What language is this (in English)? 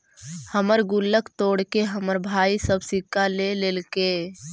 Magahi